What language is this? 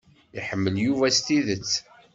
Kabyle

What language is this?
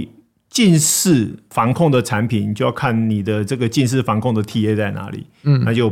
Chinese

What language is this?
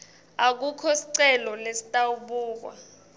Swati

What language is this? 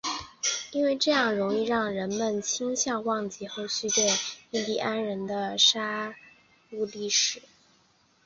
Chinese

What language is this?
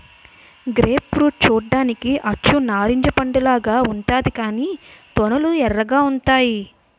Telugu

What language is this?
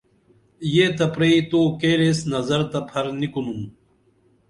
Dameli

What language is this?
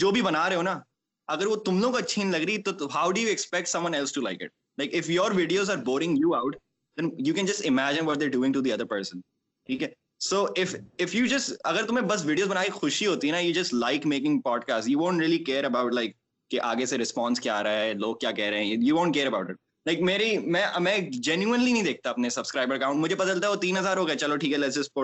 Urdu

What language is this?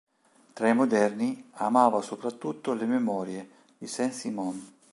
Italian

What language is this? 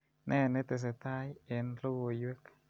Kalenjin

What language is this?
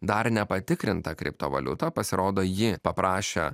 Lithuanian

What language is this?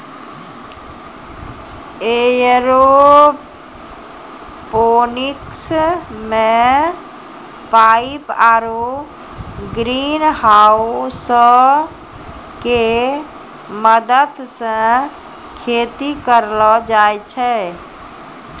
Maithili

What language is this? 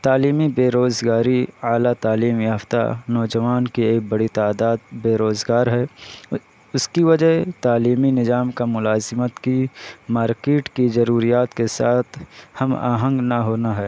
Urdu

